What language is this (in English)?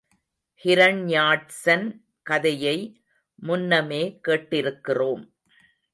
Tamil